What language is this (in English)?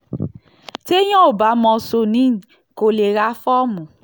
Yoruba